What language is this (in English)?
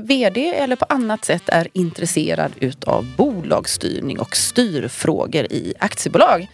Swedish